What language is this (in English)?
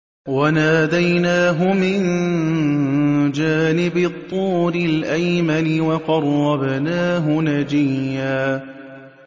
Arabic